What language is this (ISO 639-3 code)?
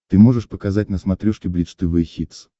rus